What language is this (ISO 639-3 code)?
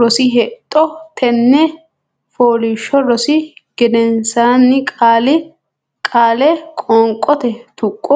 sid